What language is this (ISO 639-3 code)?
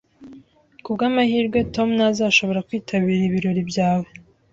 kin